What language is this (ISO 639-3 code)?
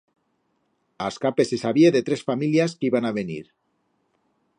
arg